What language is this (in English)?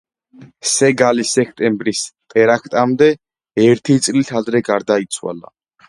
Georgian